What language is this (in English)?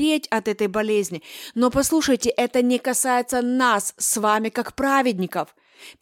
Russian